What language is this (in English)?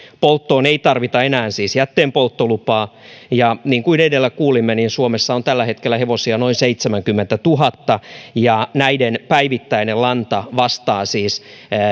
Finnish